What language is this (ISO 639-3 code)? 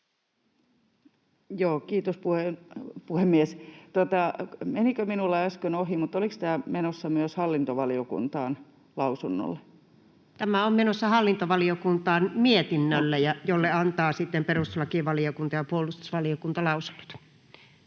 fin